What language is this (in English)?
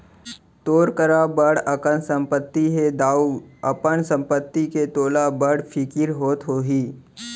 Chhattisgarhi